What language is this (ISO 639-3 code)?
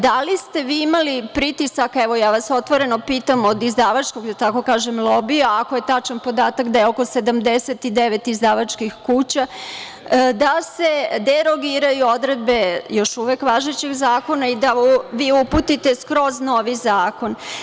srp